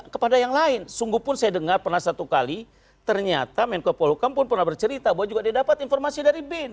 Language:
Indonesian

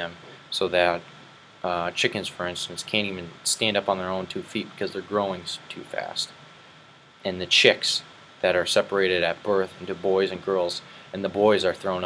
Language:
English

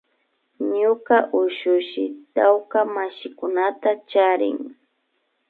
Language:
Imbabura Highland Quichua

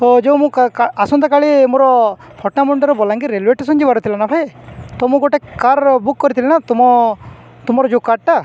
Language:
Odia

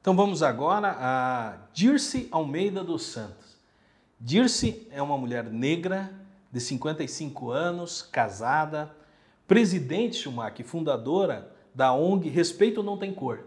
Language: Portuguese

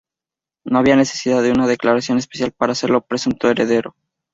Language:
Spanish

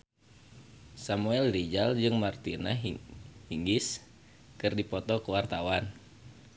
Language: Sundanese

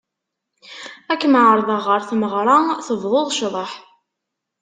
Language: Kabyle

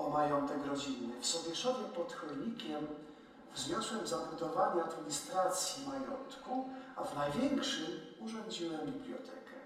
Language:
Polish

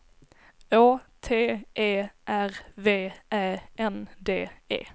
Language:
Swedish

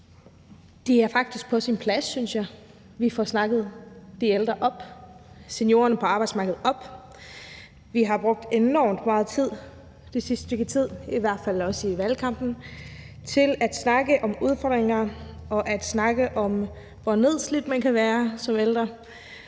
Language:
Danish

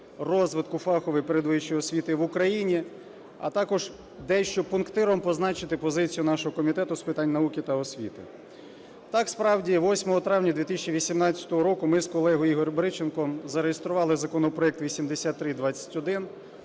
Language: Ukrainian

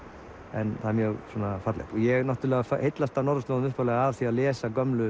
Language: Icelandic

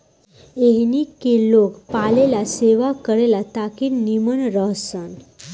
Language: Bhojpuri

